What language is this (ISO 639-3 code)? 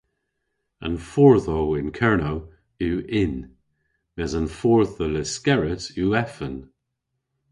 cor